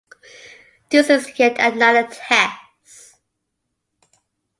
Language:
English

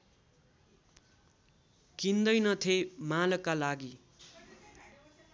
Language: Nepali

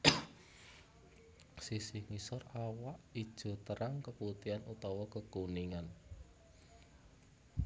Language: Javanese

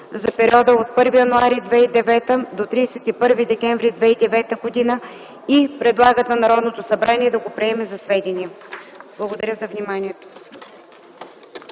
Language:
Bulgarian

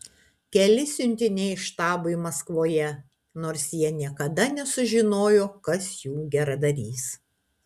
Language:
Lithuanian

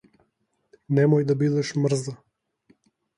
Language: Macedonian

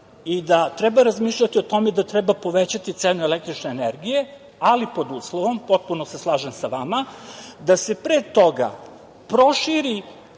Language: Serbian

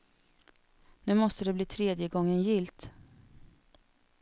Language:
Swedish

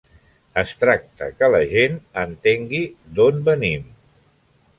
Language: Catalan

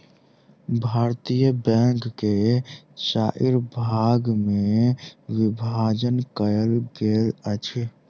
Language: Maithili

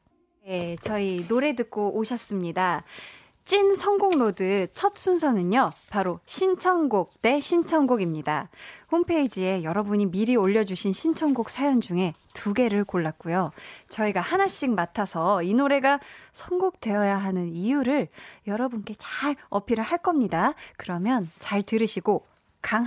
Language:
Korean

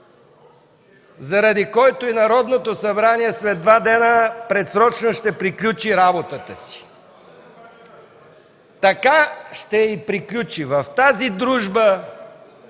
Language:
Bulgarian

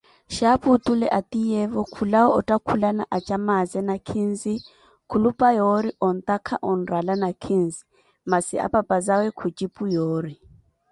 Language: Koti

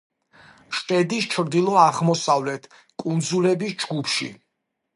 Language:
Georgian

